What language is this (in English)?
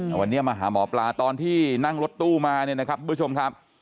Thai